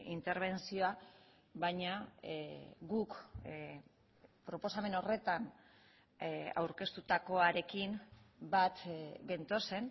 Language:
Basque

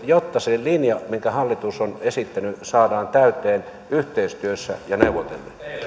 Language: Finnish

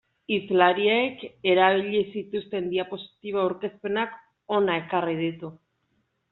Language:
Basque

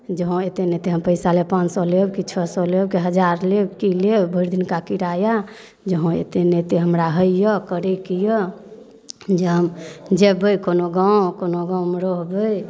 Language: Maithili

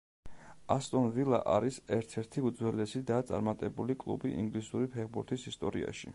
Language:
Georgian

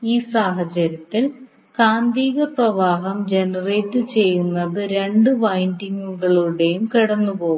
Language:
Malayalam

